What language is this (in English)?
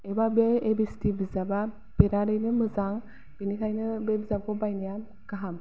Bodo